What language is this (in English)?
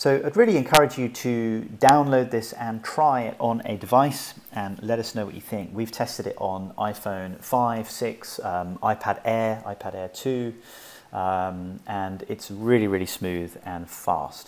English